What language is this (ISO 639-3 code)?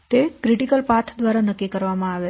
guj